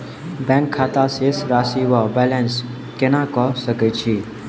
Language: Maithili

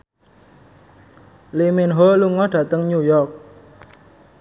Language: Javanese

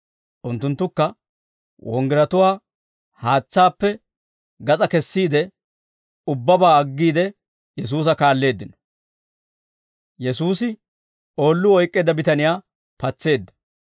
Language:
Dawro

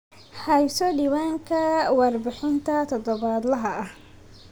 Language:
Somali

